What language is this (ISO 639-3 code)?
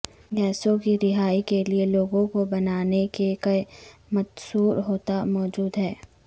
urd